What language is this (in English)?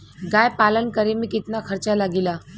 Bhojpuri